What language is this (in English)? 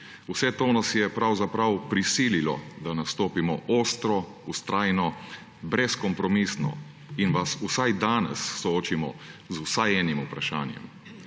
Slovenian